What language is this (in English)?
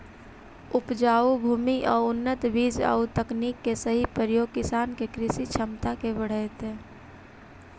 Magahi